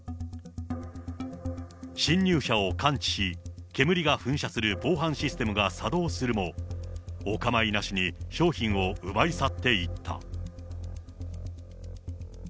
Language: Japanese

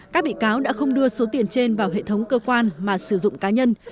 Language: Vietnamese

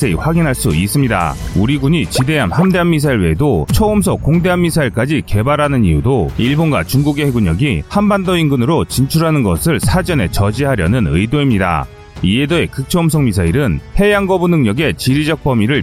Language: Korean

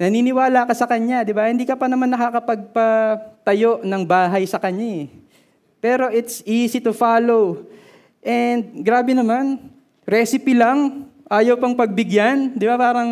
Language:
Filipino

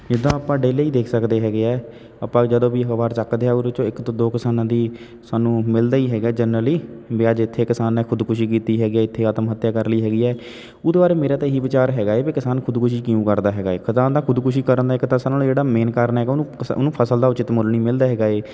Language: Punjabi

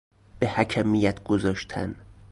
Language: Persian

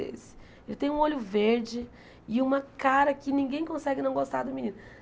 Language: Portuguese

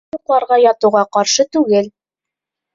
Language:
Bashkir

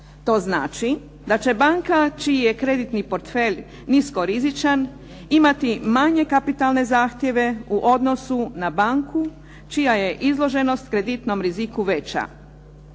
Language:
Croatian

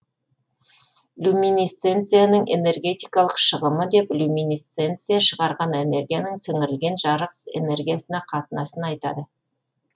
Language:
Kazakh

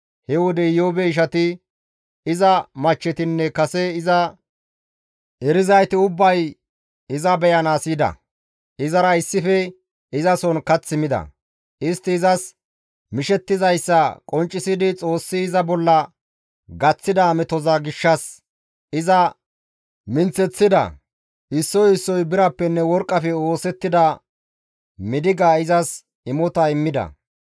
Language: Gamo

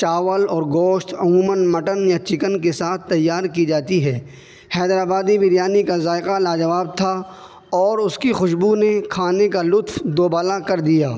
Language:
Urdu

